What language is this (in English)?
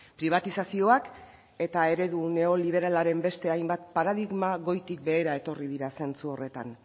Basque